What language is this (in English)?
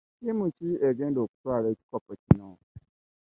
Ganda